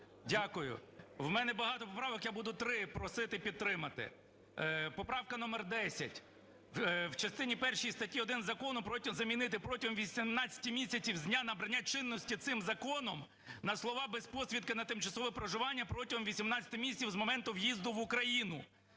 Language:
Ukrainian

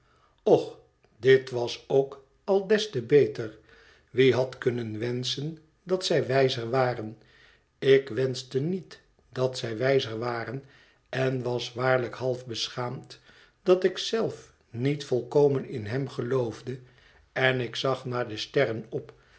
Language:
Dutch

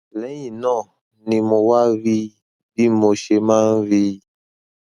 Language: Yoruba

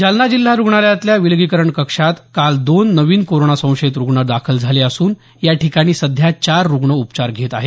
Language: Marathi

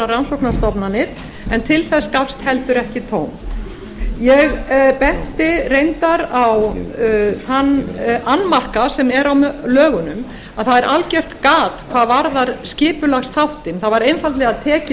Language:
Icelandic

